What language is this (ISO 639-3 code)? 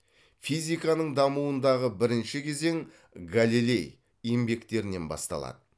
kaz